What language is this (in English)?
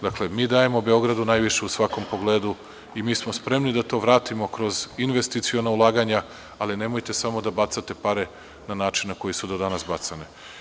Serbian